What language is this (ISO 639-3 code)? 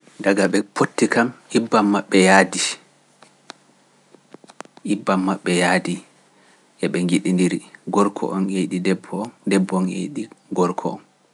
fuf